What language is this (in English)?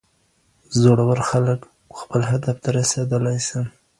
Pashto